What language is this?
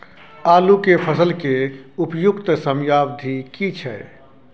Maithili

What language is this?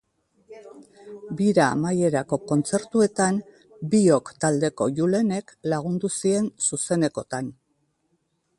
Basque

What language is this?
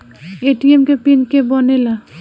Bhojpuri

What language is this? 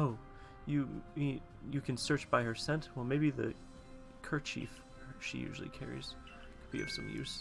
English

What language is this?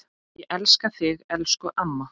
Icelandic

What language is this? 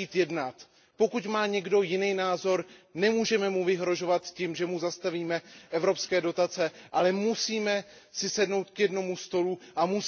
Czech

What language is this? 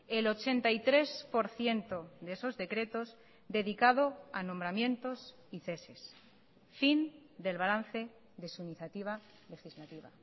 Spanish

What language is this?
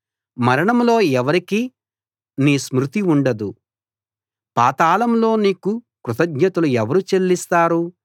Telugu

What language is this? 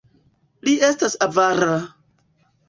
Esperanto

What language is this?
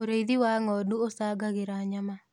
Kikuyu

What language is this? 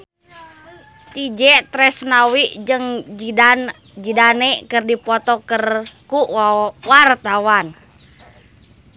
Sundanese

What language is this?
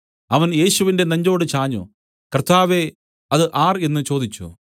Malayalam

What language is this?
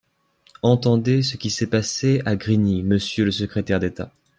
French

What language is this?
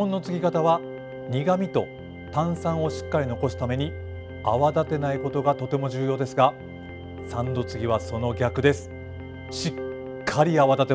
Japanese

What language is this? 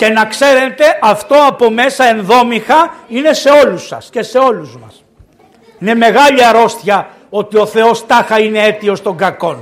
Greek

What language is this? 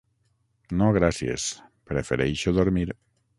Catalan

